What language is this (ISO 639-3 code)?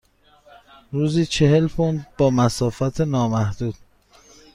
fas